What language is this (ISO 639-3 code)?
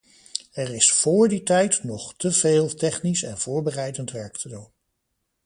nld